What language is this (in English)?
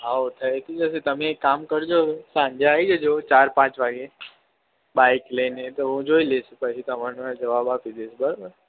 Gujarati